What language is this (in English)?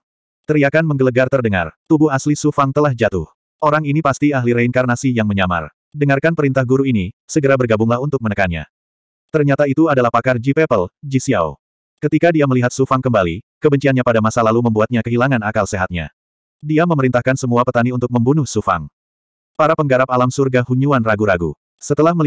Indonesian